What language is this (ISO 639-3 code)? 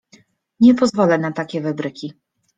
pol